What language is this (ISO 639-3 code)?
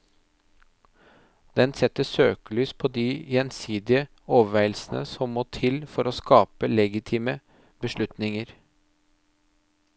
nor